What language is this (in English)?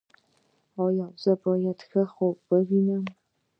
Pashto